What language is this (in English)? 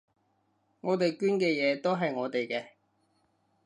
Cantonese